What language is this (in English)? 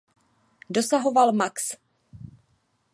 Czech